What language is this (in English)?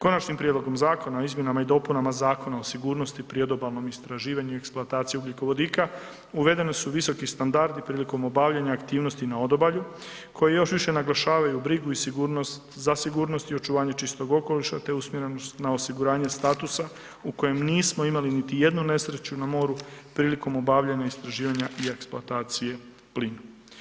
Croatian